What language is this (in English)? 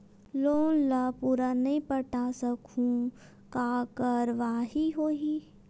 Chhattisgarhi